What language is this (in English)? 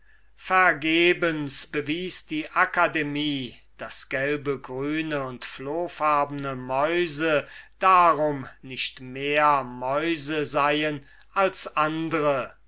German